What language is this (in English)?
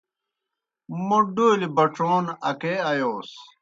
Kohistani Shina